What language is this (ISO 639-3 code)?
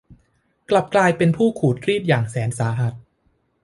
tha